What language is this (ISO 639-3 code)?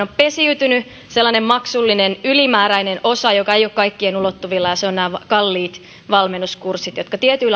fin